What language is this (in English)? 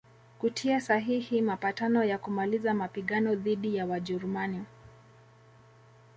Swahili